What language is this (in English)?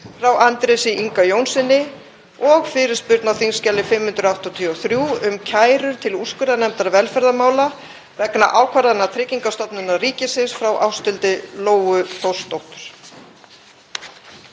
Icelandic